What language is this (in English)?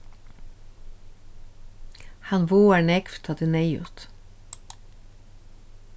Faroese